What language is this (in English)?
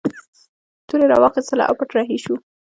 Pashto